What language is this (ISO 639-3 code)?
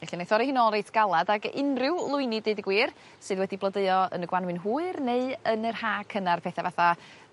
cym